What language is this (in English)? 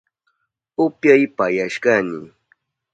Southern Pastaza Quechua